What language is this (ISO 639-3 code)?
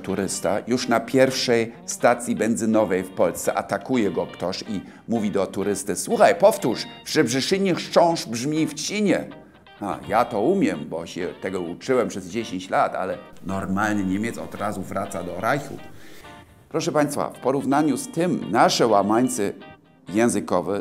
pol